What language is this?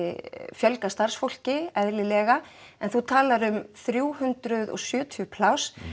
Icelandic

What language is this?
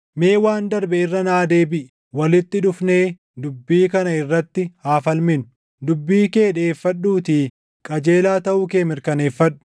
Oromo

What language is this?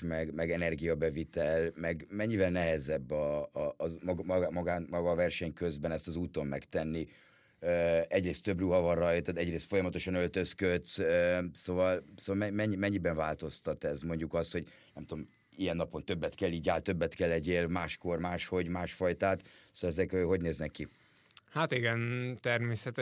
Hungarian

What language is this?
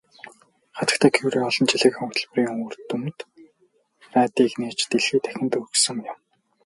Mongolian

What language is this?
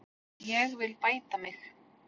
Icelandic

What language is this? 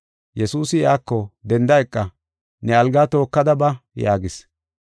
Gofa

